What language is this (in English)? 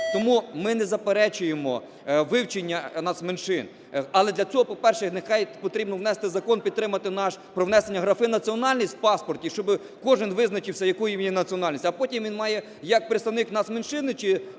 Ukrainian